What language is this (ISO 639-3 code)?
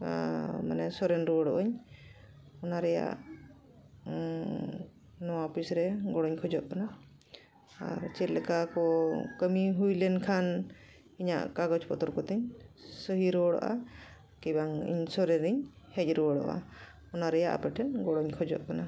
sat